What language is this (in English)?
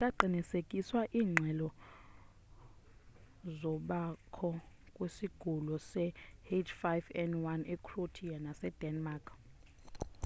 Xhosa